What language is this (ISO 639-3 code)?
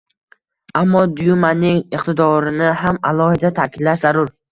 uzb